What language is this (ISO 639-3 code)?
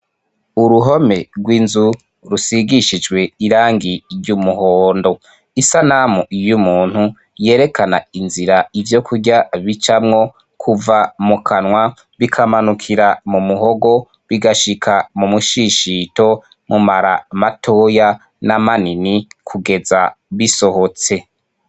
run